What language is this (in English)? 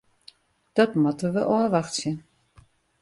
Western Frisian